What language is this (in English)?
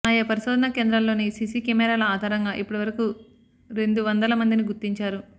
Telugu